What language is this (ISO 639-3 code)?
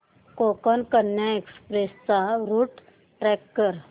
mar